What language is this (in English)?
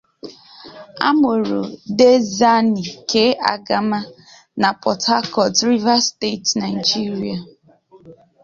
Igbo